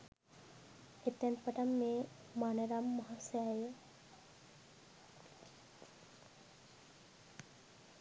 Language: Sinhala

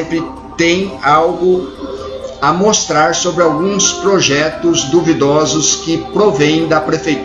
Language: Portuguese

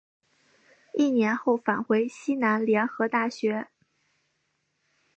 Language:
Chinese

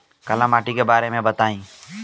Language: Bhojpuri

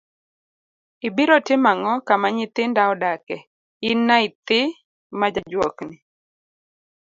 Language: Luo (Kenya and Tanzania)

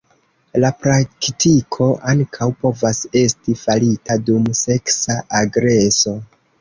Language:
Esperanto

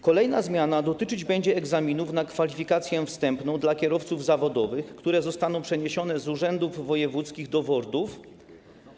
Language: Polish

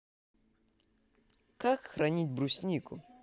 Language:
Russian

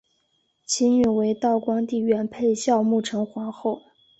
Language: Chinese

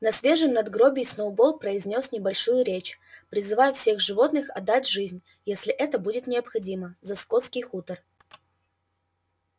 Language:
Russian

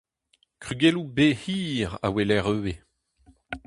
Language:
Breton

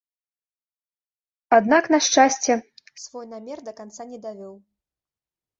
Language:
Belarusian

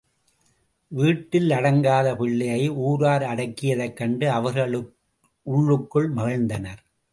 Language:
Tamil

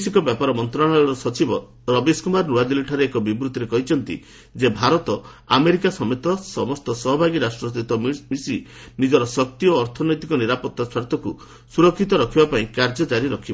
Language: Odia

